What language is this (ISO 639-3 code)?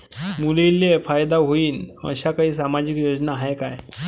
mar